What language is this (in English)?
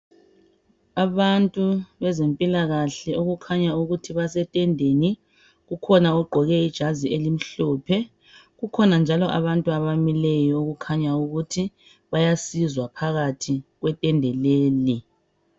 North Ndebele